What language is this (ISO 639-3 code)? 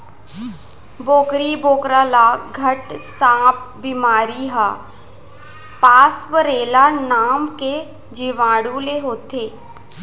hne